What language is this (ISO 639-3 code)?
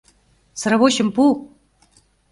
chm